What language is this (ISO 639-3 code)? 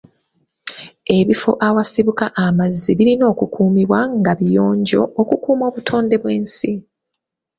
lug